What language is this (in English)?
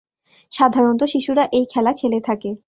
Bangla